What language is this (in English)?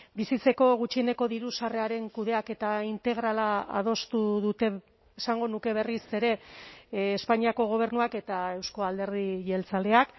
Basque